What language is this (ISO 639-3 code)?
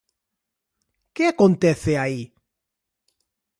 glg